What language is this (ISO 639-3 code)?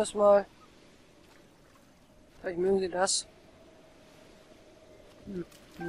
deu